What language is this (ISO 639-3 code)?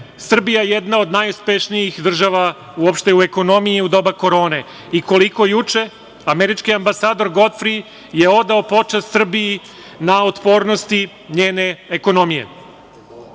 srp